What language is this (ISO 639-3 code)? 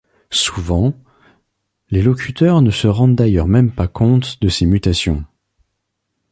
fra